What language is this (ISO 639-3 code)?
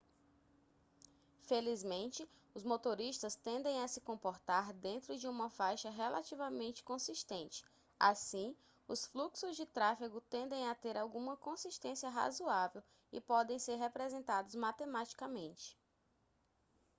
por